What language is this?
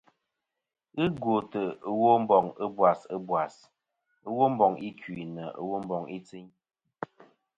Kom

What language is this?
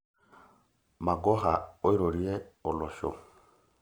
Masai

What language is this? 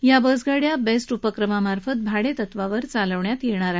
Marathi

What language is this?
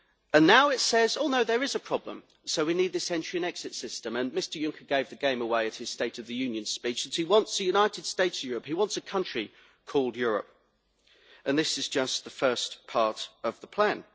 English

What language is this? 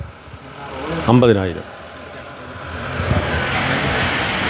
Malayalam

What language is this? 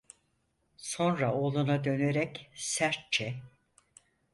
Turkish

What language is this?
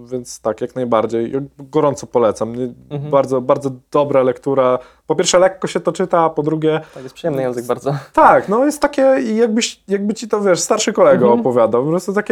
Polish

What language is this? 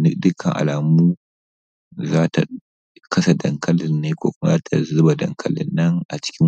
Hausa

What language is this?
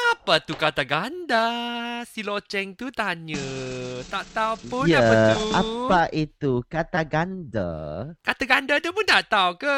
Malay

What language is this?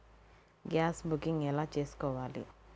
Telugu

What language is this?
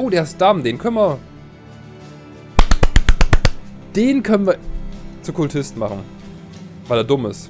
German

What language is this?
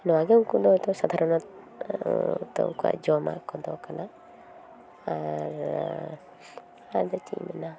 Santali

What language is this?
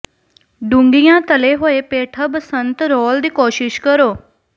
Punjabi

